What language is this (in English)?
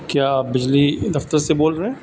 Urdu